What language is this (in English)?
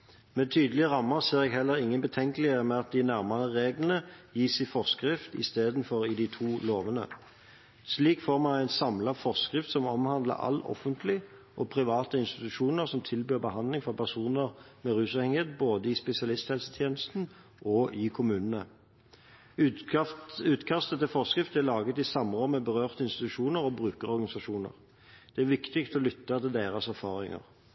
Norwegian Bokmål